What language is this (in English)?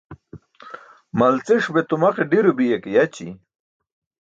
Burushaski